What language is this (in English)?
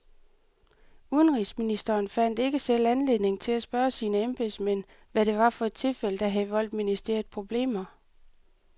Danish